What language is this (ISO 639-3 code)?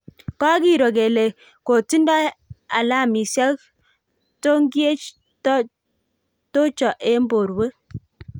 kln